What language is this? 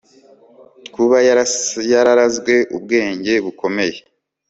Kinyarwanda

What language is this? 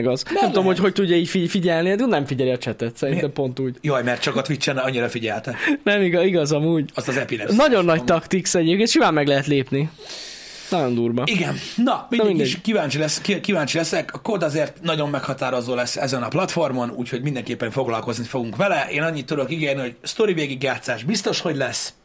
Hungarian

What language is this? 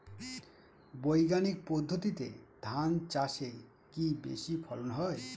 Bangla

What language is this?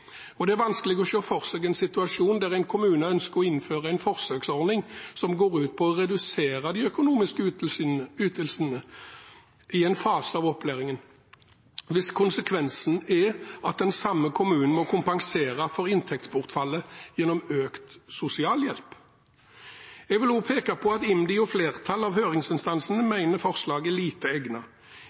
Norwegian Bokmål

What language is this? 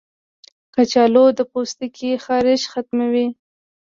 Pashto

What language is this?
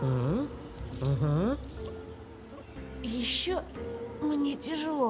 Russian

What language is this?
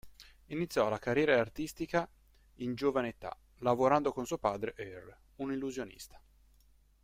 Italian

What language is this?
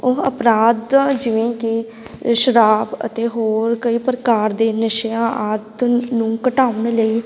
Punjabi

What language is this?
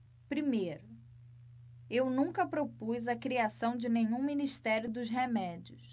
Portuguese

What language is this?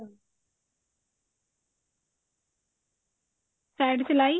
Punjabi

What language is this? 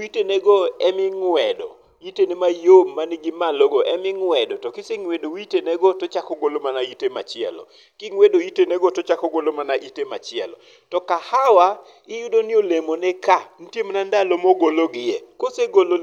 Luo (Kenya and Tanzania)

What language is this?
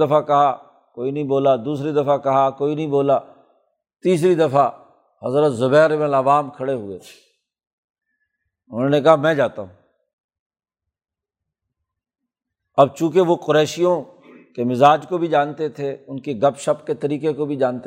Urdu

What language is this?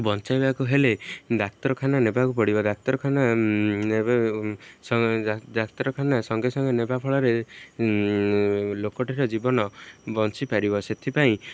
Odia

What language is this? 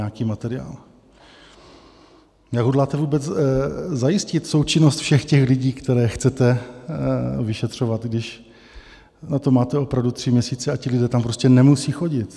Czech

